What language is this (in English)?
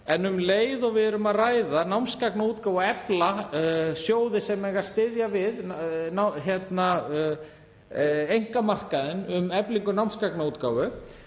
Icelandic